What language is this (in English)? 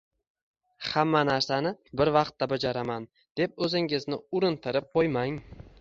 Uzbek